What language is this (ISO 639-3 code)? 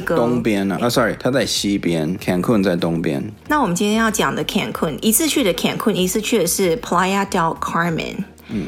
zho